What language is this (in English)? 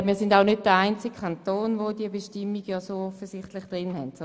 Swiss German